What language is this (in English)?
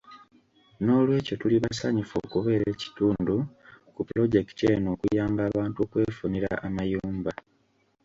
Ganda